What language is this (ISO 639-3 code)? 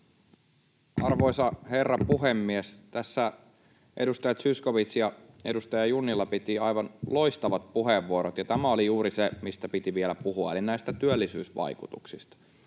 fin